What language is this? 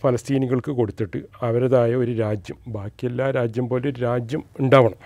Malayalam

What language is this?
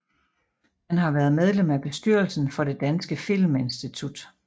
Danish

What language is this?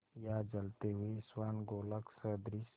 Hindi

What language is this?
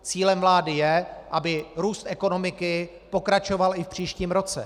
Czech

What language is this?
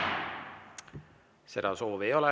Estonian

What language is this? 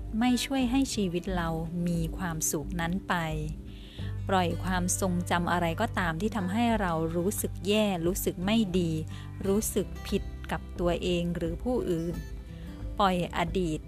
Thai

